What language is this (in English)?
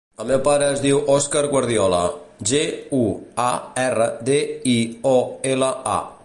Catalan